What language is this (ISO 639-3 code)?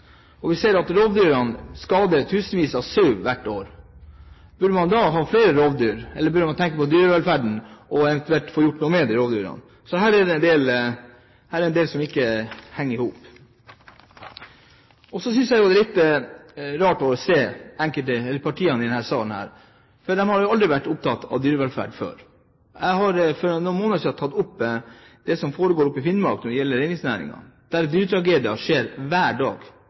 nob